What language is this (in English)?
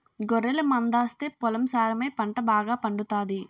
Telugu